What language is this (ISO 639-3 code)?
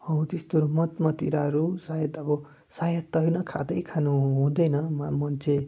nep